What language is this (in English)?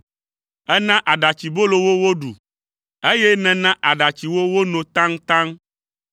Ewe